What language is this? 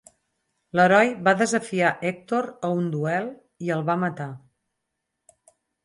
Catalan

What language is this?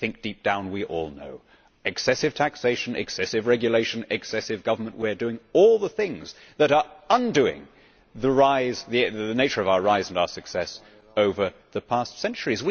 English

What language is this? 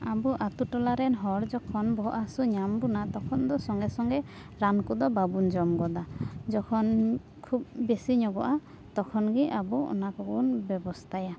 Santali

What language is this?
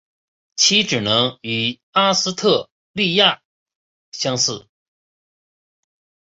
Chinese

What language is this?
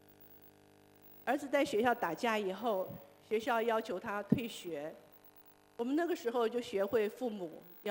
Chinese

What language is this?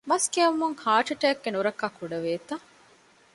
Divehi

